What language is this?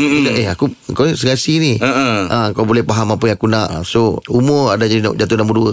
Malay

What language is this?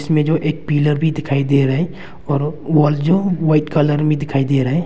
Hindi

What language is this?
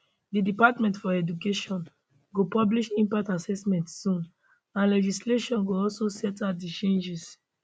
Nigerian Pidgin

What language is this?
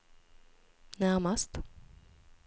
Swedish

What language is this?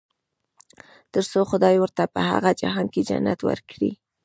Pashto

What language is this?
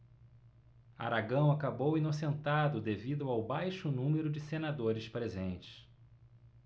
Portuguese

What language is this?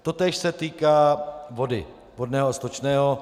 Czech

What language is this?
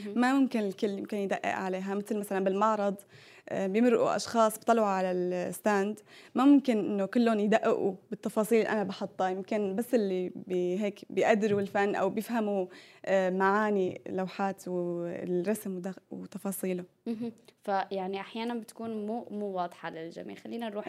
Arabic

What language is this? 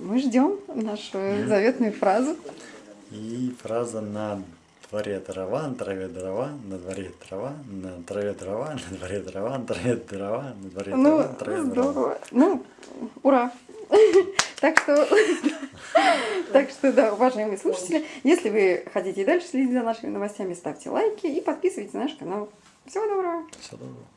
Russian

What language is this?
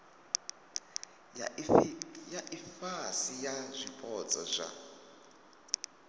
Venda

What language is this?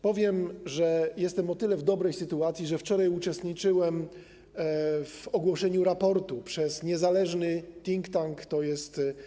Polish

